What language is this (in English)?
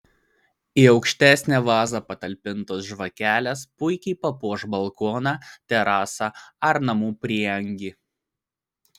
Lithuanian